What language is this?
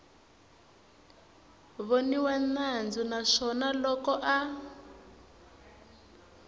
Tsonga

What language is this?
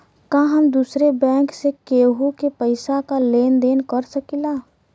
Bhojpuri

